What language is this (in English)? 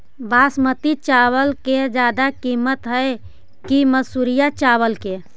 Magahi